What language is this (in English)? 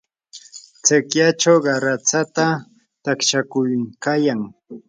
Yanahuanca Pasco Quechua